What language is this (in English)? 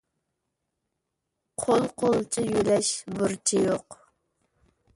Uyghur